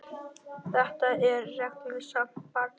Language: Icelandic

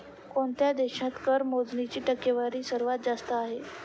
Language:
Marathi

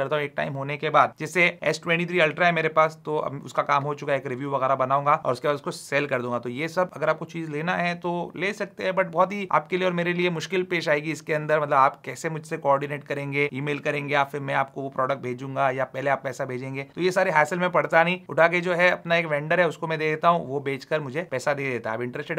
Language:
Hindi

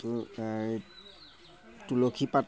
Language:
Assamese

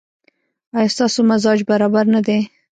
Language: Pashto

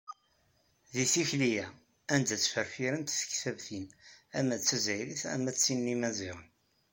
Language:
Kabyle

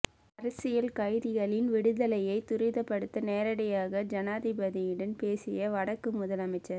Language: Tamil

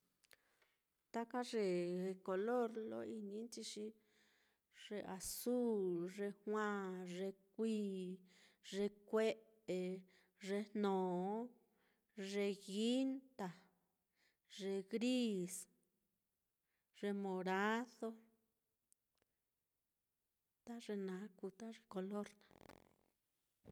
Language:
Mitlatongo Mixtec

